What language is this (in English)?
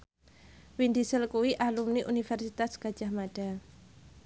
Javanese